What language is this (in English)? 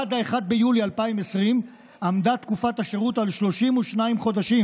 Hebrew